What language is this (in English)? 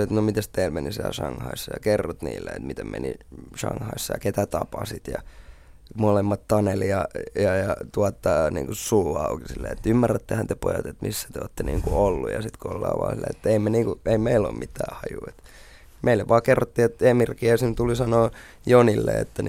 Finnish